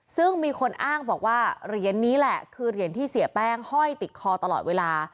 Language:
Thai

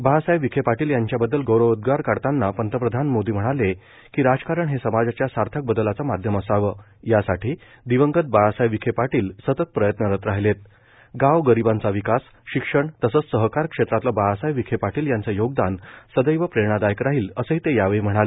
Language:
Marathi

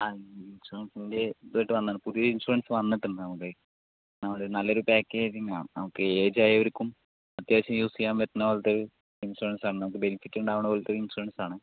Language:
Malayalam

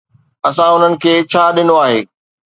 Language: Sindhi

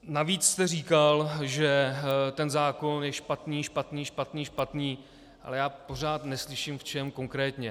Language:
Czech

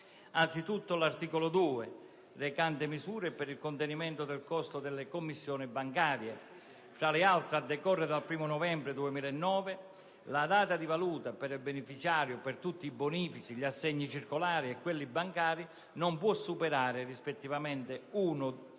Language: Italian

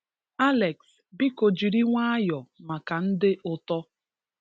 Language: Igbo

